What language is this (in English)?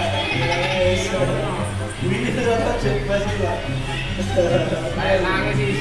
Indonesian